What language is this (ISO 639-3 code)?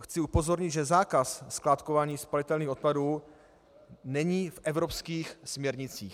ces